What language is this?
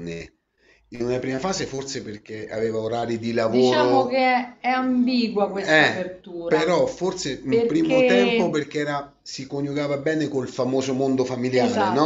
Italian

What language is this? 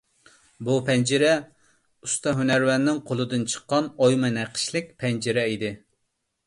Uyghur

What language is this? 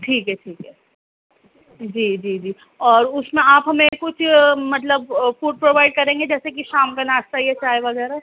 Urdu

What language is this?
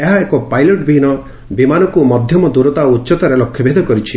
Odia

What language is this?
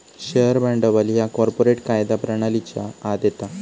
Marathi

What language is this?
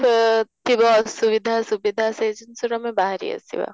Odia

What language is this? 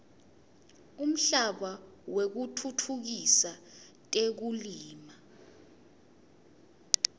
Swati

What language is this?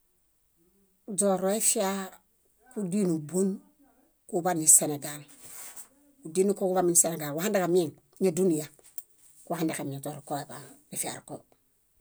Bayot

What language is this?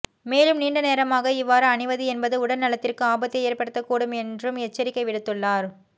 Tamil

